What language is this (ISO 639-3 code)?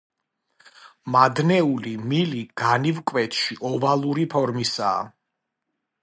kat